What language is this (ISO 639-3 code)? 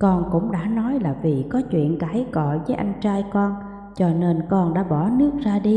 vie